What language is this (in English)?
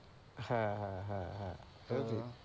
Bangla